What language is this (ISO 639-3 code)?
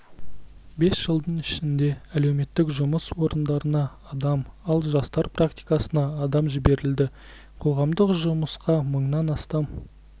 kaz